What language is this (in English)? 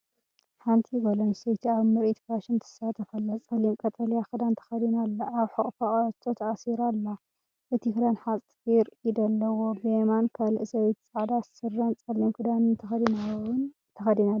Tigrinya